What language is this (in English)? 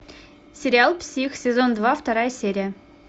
Russian